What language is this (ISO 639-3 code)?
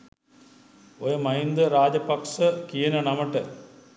sin